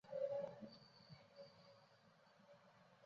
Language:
Chinese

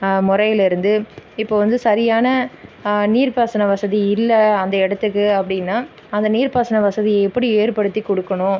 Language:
Tamil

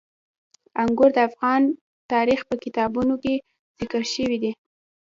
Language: Pashto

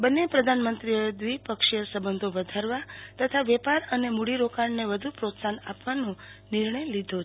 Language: Gujarati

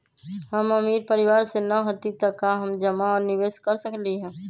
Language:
Magahi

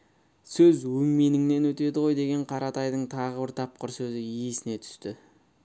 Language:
Kazakh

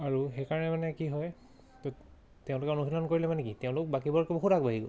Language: Assamese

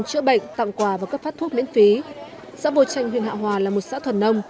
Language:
Vietnamese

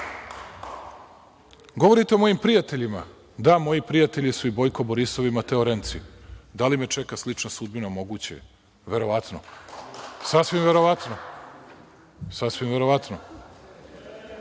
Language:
Serbian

